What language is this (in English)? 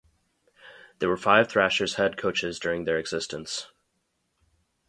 English